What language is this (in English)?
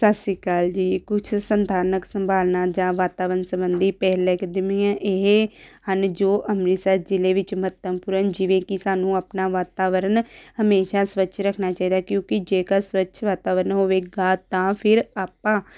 Punjabi